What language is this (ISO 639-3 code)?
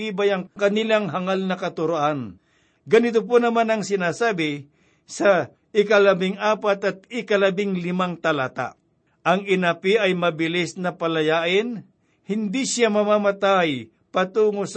fil